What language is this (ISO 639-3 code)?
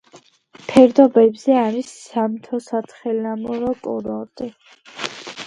kat